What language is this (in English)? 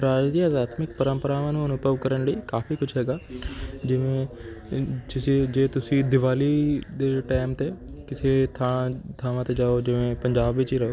Punjabi